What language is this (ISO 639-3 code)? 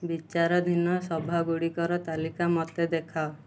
ori